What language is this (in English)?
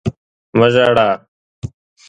Pashto